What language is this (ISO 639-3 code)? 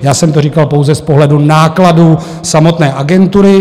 ces